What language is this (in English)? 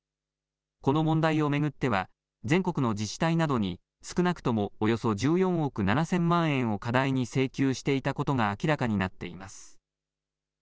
Japanese